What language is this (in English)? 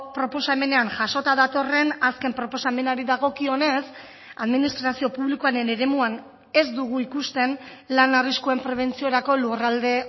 Basque